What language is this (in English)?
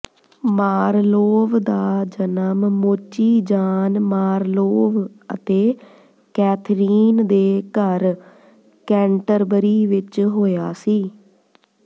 Punjabi